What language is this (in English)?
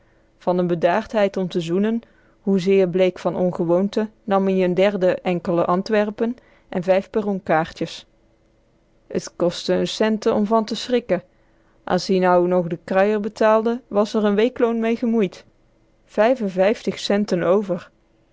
Dutch